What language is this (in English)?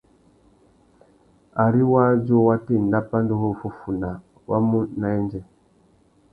Tuki